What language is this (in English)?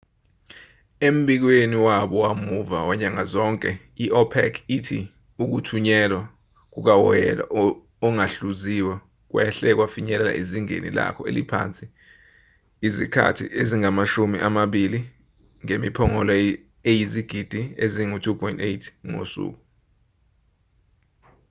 Zulu